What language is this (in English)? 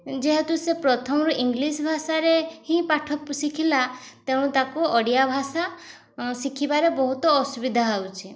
Odia